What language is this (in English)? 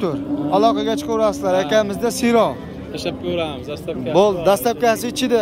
Turkish